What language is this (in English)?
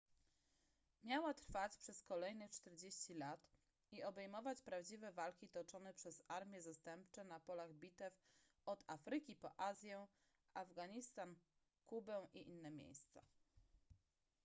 Polish